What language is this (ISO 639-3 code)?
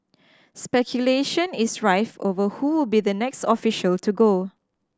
eng